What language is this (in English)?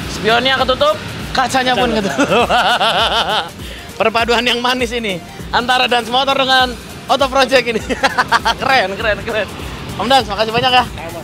Indonesian